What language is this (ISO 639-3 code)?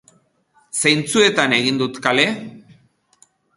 eus